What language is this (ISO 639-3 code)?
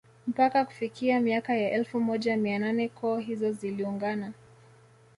swa